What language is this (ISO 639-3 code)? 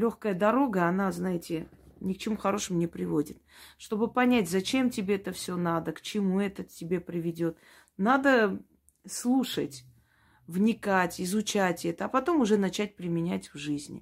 rus